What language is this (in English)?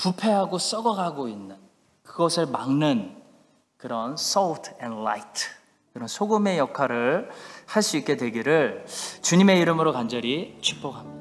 Korean